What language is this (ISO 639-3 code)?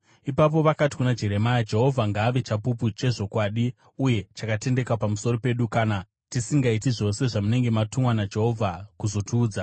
sna